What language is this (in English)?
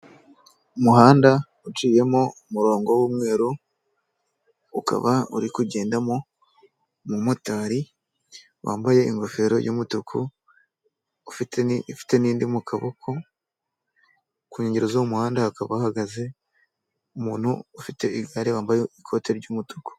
Kinyarwanda